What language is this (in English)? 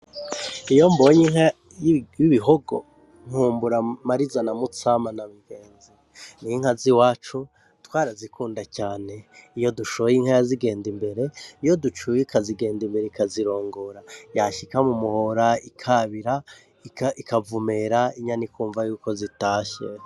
Rundi